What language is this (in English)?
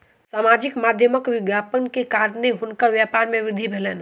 Maithili